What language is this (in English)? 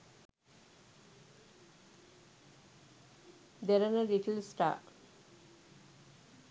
Sinhala